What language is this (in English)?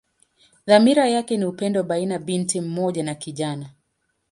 Swahili